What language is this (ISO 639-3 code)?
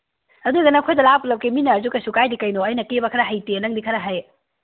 mni